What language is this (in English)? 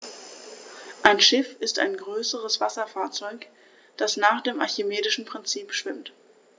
German